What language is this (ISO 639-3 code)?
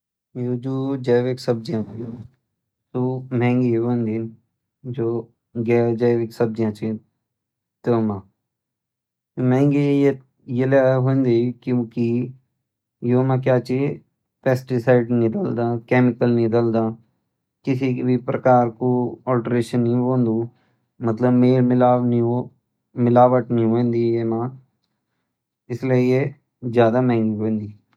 gbm